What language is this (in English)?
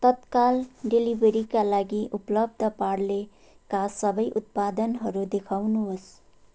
Nepali